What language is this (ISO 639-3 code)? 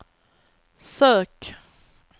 swe